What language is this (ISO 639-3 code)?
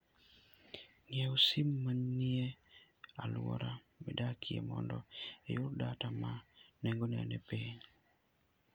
luo